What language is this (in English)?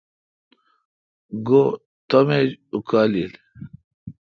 Kalkoti